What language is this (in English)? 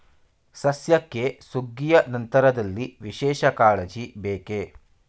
Kannada